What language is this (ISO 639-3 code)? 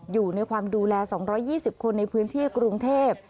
tha